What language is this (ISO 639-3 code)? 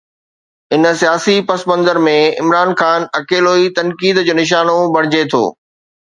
snd